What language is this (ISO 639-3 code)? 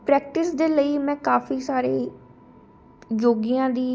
pan